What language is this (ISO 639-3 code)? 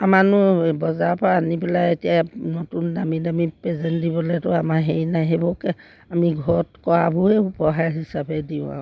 asm